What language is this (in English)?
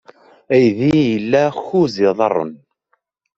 Kabyle